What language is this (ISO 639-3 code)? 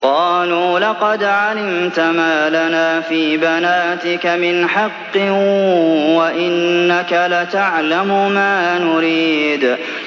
ara